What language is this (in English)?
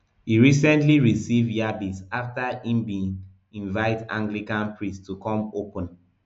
Nigerian Pidgin